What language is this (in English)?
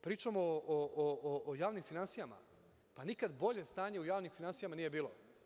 Serbian